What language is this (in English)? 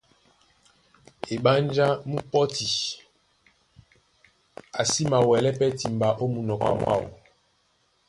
Duala